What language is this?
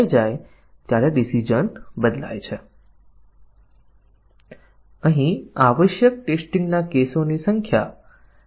Gujarati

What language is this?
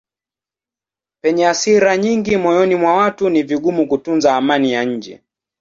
Swahili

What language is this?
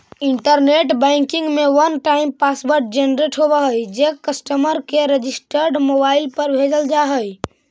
Magahi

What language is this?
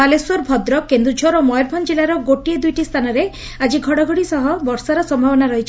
Odia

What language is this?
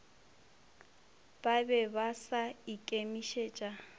Northern Sotho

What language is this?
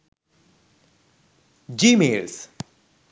Sinhala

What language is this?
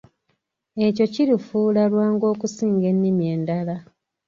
Ganda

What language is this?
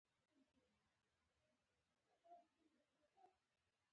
Pashto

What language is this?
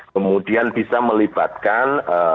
Indonesian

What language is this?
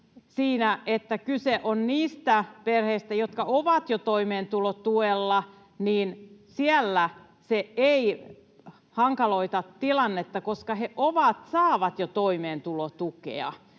Finnish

